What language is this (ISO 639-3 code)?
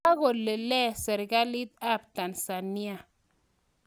kln